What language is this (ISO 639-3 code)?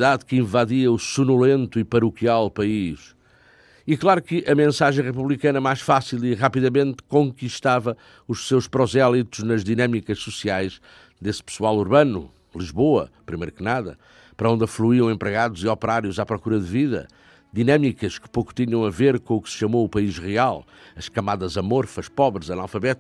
por